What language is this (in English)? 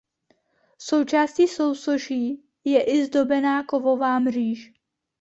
Czech